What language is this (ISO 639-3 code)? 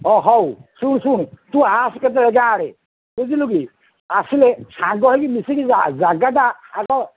ori